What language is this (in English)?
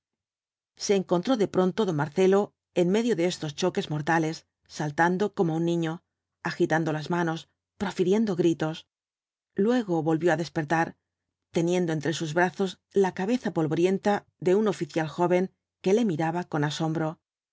Spanish